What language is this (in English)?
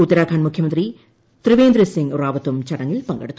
Malayalam